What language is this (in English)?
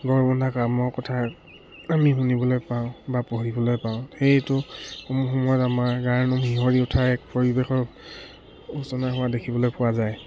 Assamese